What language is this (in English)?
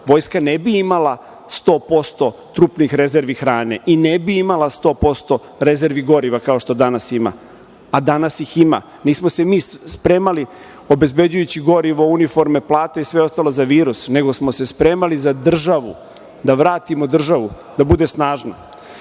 Serbian